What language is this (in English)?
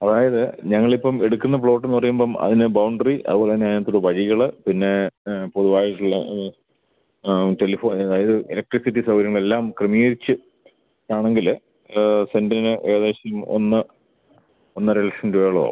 Malayalam